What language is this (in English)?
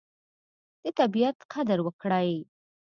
Pashto